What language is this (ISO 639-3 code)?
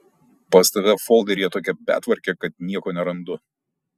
lit